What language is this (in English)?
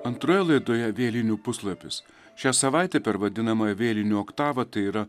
Lithuanian